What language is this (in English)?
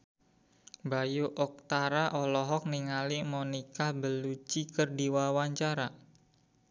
Sundanese